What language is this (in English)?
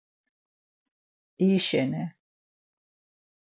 Laz